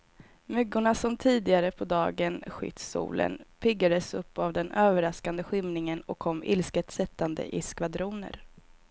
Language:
Swedish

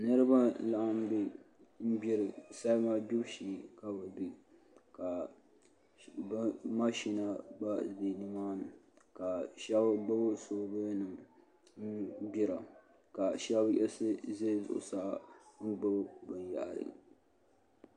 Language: Dagbani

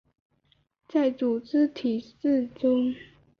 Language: Chinese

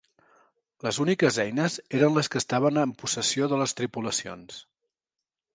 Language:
Catalan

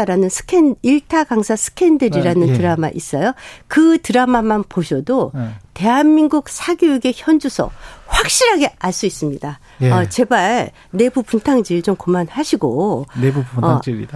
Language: Korean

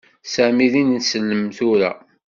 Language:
Kabyle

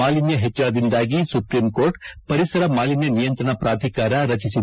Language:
Kannada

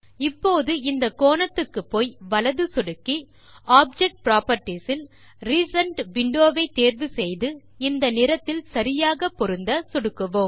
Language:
Tamil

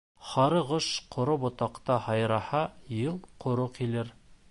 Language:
Bashkir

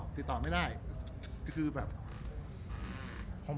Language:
Thai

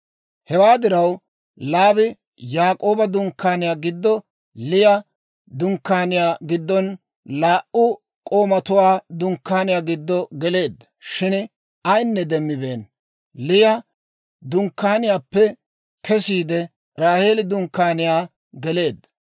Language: Dawro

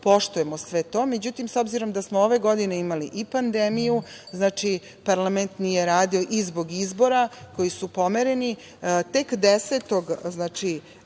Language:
Serbian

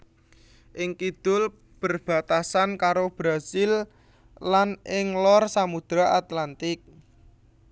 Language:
Javanese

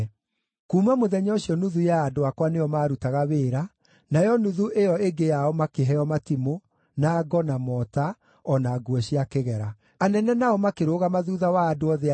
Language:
Kikuyu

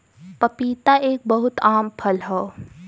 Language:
Bhojpuri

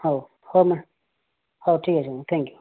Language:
Odia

